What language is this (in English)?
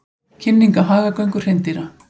Icelandic